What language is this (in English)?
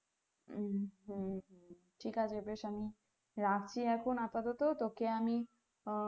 Bangla